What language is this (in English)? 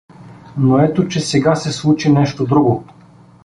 Bulgarian